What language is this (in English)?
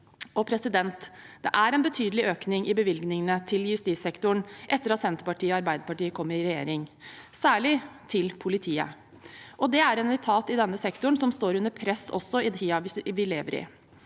Norwegian